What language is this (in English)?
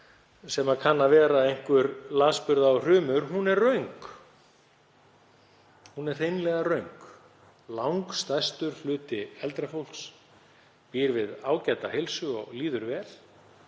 Icelandic